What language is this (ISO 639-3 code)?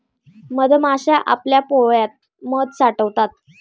mar